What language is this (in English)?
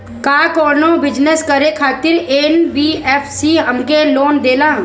Bhojpuri